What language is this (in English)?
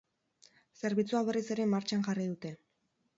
Basque